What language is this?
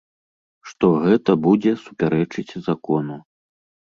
Belarusian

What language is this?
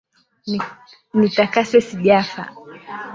Swahili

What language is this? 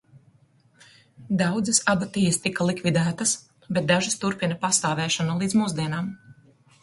Latvian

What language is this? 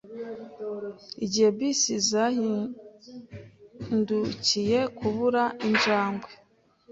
Kinyarwanda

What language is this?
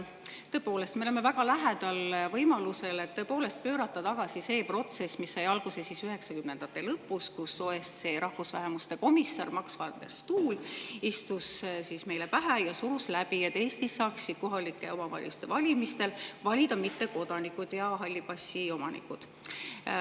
Estonian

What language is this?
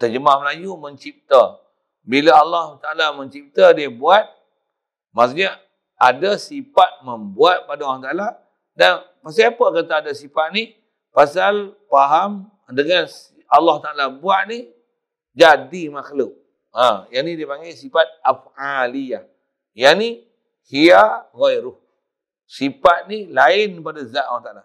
Malay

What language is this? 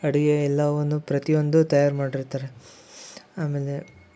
Kannada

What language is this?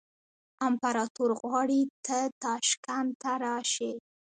Pashto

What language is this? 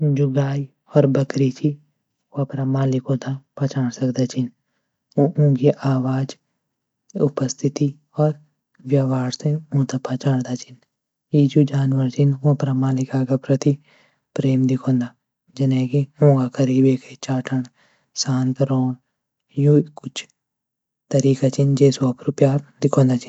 Garhwali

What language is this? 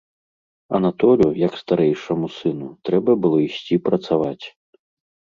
Belarusian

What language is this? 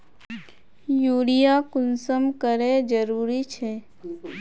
Magahi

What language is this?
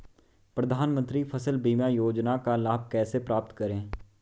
Hindi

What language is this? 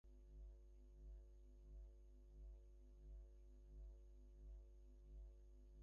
Bangla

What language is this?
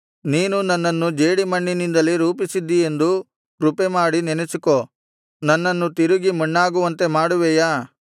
Kannada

